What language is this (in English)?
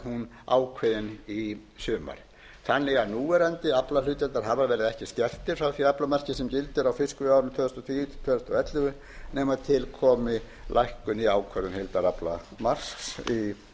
Icelandic